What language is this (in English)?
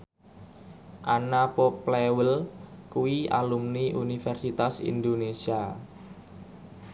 Javanese